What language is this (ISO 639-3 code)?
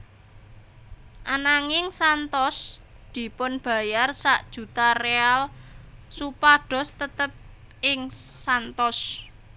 jav